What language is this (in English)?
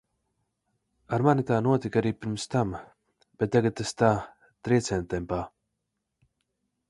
Latvian